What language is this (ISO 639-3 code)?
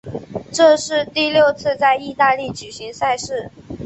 zho